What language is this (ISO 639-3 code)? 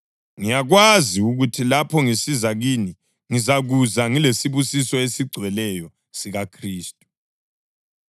nde